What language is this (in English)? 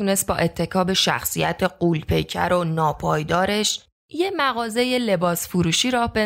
Persian